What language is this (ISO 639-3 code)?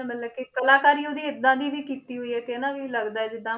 pan